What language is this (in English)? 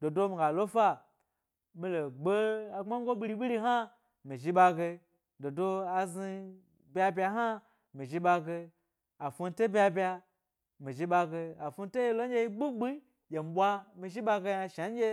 Gbari